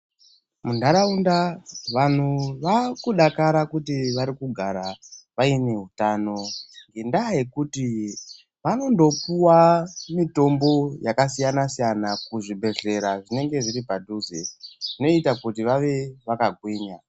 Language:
Ndau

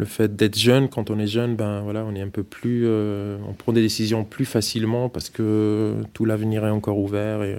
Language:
French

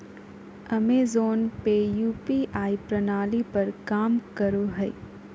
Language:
Magahi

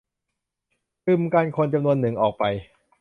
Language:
Thai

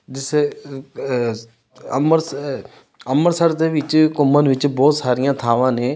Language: Punjabi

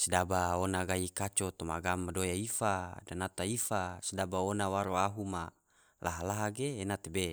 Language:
Tidore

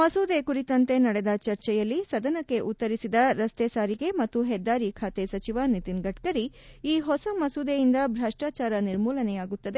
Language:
Kannada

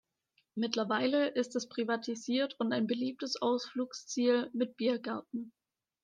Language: German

